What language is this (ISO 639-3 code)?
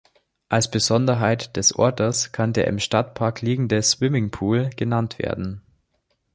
deu